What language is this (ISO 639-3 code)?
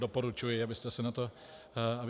ces